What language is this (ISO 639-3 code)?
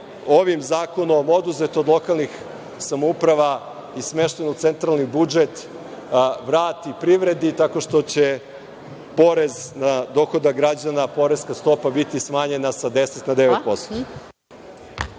srp